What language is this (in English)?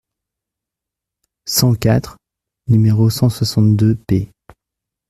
French